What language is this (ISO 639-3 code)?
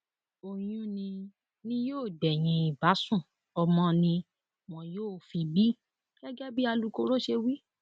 yor